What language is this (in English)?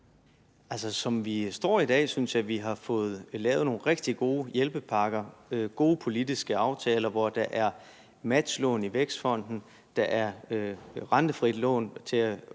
Danish